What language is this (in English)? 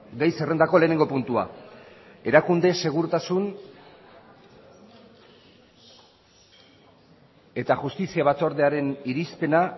Basque